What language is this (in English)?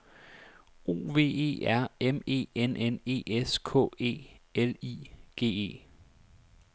Danish